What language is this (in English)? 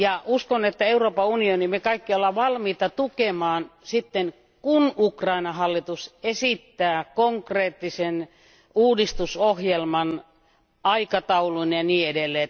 Finnish